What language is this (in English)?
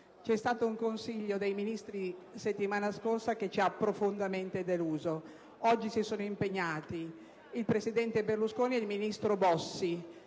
Italian